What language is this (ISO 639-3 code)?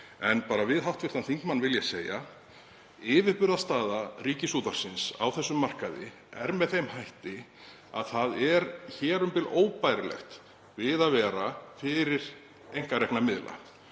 isl